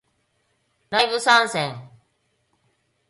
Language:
Japanese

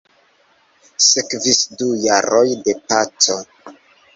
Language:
Esperanto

